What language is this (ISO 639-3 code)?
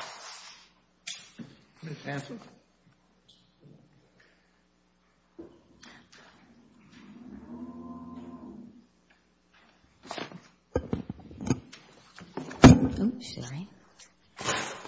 eng